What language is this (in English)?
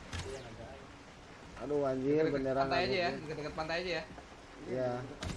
Indonesian